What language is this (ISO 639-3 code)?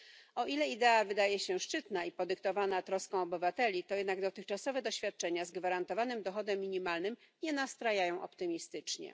pol